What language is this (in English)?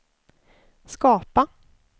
Swedish